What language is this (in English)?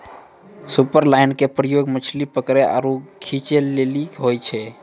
Maithili